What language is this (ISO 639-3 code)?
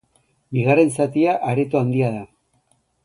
eus